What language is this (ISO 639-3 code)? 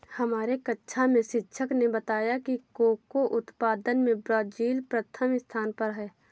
hin